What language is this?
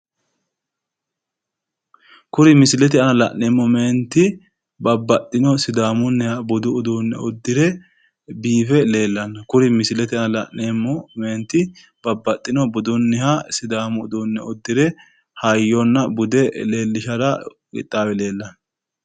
Sidamo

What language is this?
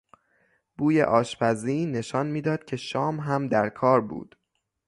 Persian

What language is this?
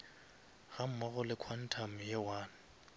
Northern Sotho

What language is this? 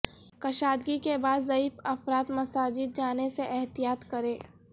Urdu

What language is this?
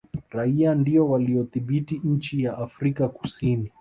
Swahili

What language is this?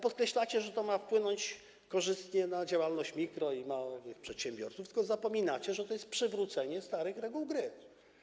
Polish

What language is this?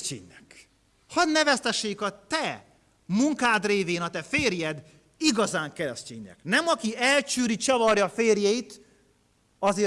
Hungarian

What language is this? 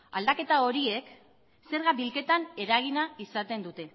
Basque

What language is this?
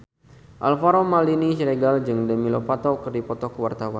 Sundanese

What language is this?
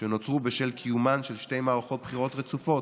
Hebrew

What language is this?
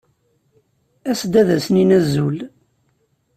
Kabyle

